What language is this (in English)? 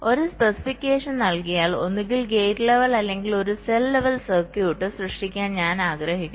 Malayalam